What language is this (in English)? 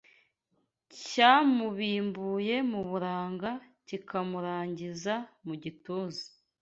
Kinyarwanda